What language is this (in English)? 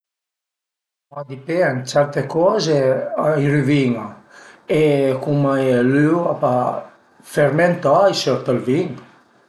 Piedmontese